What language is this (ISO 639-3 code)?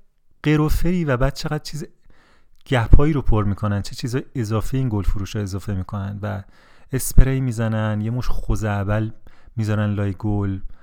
fas